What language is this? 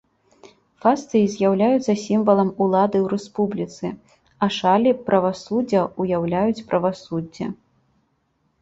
Belarusian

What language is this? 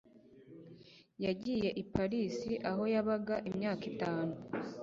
Kinyarwanda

